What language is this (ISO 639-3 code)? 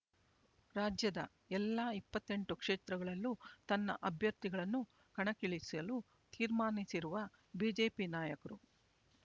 kan